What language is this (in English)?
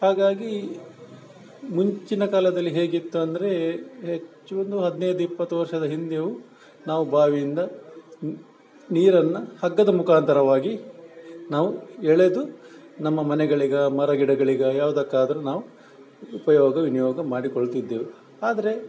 Kannada